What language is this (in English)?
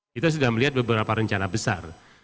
Indonesian